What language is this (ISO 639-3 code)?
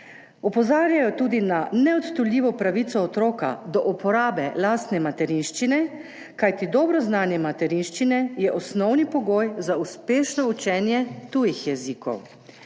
slv